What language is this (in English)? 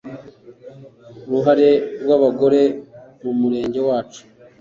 Kinyarwanda